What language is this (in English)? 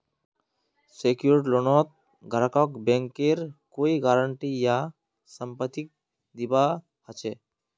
Magahi